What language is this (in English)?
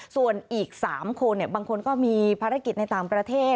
Thai